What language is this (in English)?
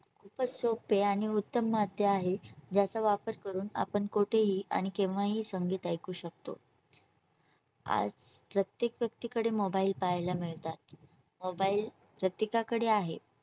Marathi